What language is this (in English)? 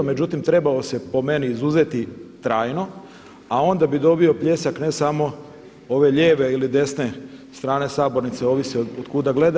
Croatian